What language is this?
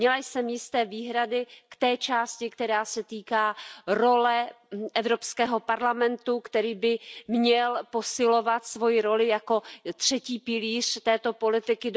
Czech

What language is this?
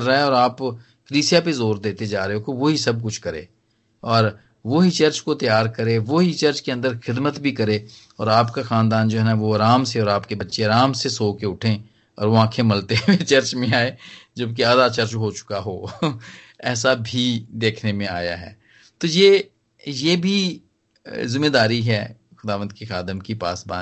Hindi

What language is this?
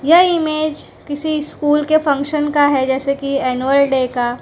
Hindi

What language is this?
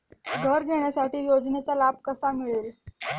Marathi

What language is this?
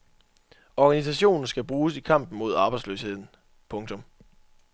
Danish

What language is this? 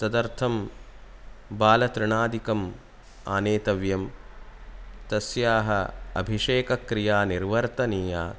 Sanskrit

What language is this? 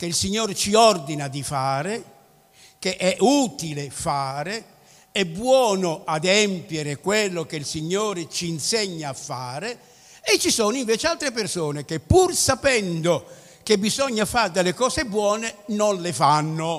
Italian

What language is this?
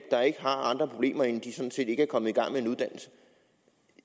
Danish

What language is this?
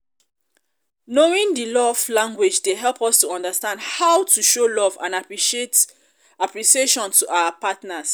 Nigerian Pidgin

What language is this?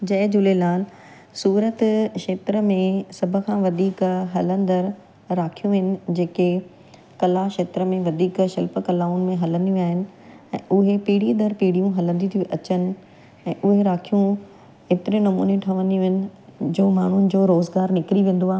Sindhi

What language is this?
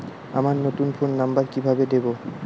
Bangla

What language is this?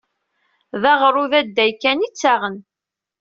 Kabyle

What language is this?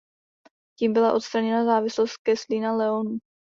Czech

